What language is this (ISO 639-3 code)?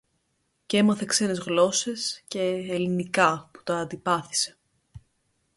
ell